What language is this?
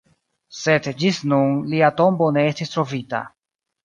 Esperanto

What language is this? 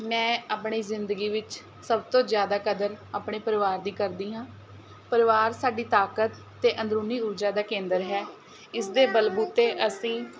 Punjabi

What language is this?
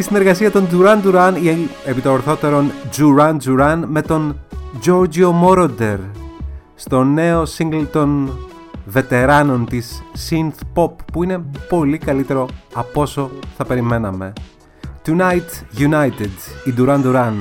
Greek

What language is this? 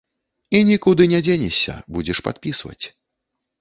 Belarusian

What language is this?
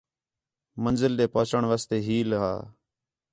Khetrani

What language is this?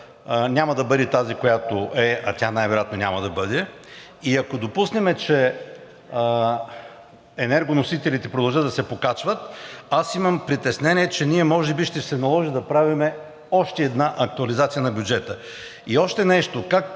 Bulgarian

